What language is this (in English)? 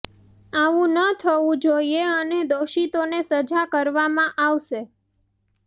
Gujarati